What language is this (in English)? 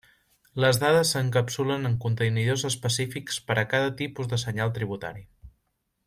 Catalan